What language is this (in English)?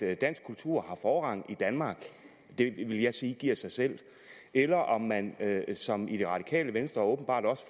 Danish